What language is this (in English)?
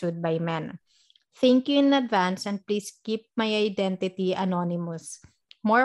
Filipino